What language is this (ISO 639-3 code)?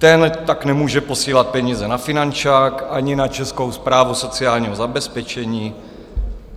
ces